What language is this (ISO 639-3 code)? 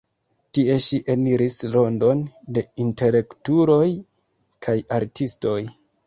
epo